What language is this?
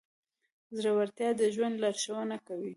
Pashto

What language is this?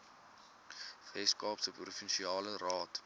Afrikaans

